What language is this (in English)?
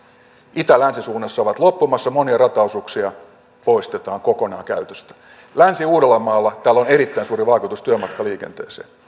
Finnish